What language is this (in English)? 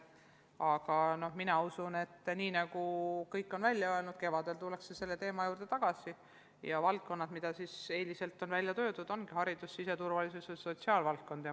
Estonian